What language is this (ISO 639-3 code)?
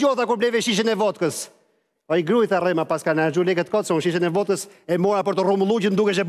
ell